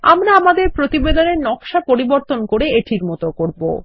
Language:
Bangla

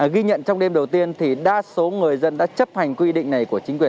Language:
Vietnamese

